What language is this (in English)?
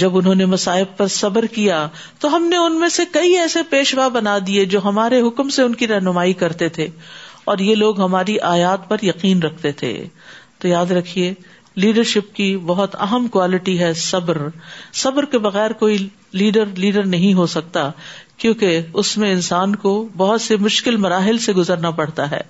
Urdu